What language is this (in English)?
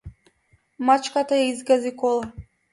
Macedonian